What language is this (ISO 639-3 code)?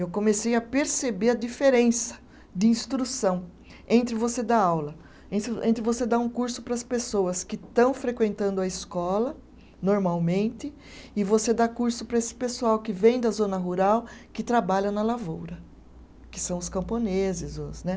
por